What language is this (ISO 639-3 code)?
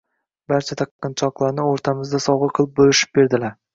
uzb